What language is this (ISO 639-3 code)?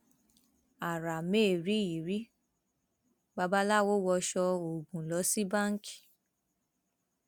yor